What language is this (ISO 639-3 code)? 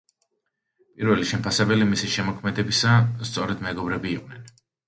kat